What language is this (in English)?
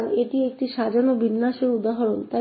Bangla